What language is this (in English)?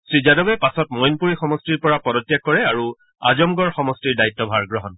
Assamese